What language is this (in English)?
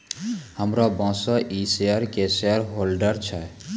Maithili